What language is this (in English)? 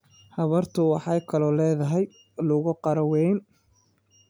Somali